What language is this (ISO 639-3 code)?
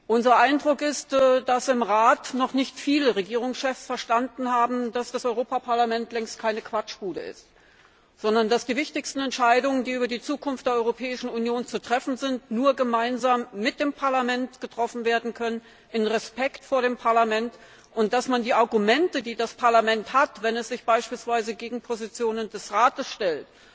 deu